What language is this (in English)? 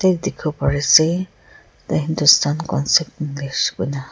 Naga Pidgin